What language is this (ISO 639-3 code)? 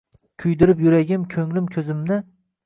uzb